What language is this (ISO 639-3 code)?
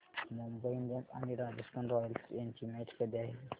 mar